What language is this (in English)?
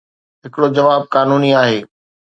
Sindhi